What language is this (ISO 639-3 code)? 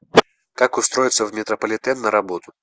rus